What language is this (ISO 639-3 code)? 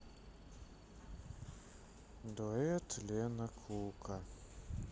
rus